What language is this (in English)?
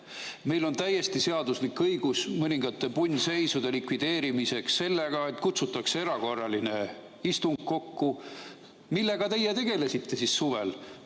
Estonian